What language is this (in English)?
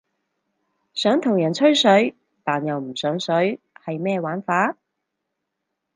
Cantonese